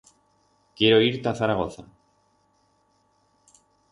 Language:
Aragonese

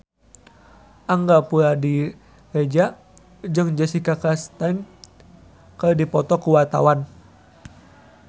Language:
Sundanese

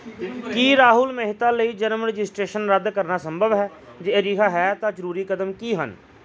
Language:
Punjabi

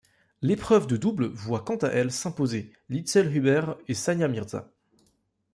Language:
French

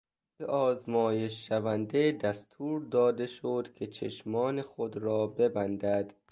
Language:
Persian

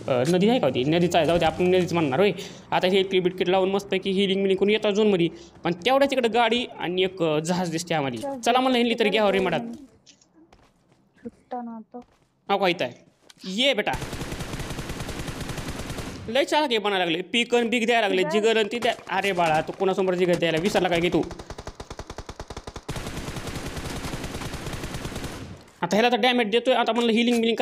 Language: Marathi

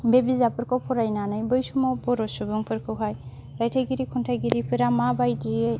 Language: Bodo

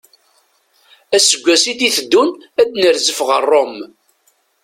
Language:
Kabyle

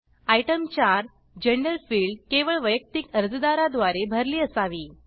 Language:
Marathi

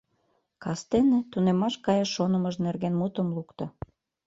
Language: Mari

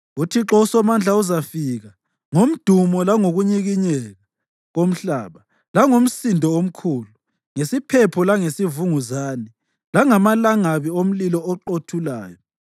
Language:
North Ndebele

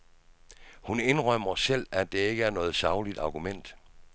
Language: Danish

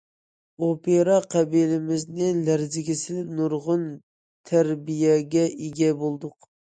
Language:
Uyghur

